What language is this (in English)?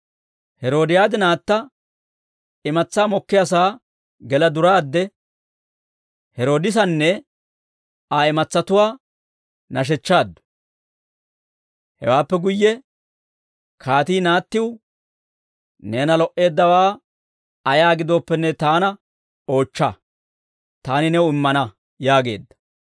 Dawro